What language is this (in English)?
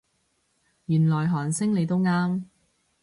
Cantonese